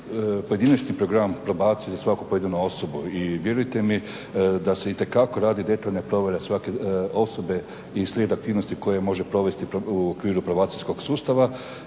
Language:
Croatian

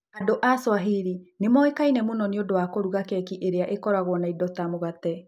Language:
Kikuyu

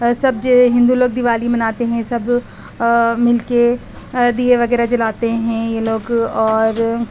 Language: Urdu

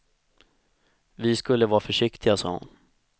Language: Swedish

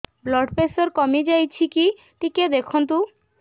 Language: Odia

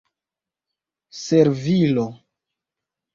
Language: Esperanto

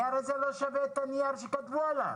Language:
Hebrew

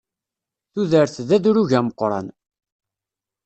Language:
Kabyle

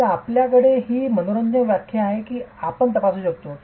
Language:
Marathi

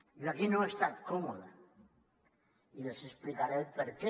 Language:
Catalan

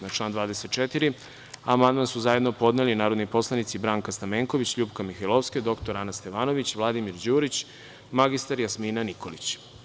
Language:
Serbian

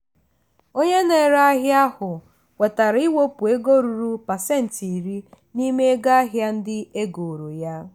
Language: Igbo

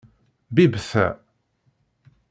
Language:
Kabyle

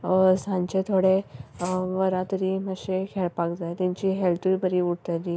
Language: Konkani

